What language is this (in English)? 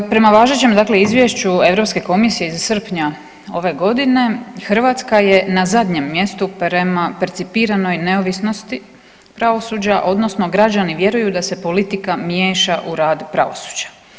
Croatian